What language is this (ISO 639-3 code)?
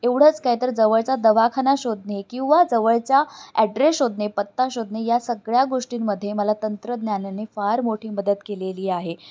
mar